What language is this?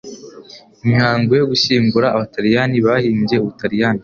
Kinyarwanda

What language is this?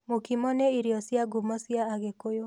Kikuyu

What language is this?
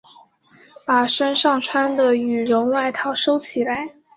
Chinese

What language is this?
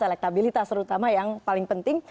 Indonesian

